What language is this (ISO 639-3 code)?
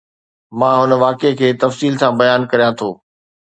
snd